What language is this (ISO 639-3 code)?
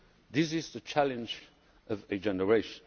eng